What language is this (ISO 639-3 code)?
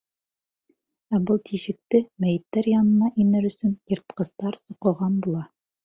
bak